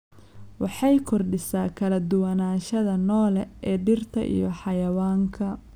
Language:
Somali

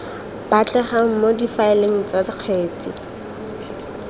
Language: Tswana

